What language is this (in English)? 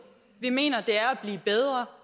Danish